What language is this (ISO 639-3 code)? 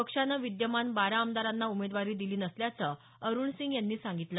mar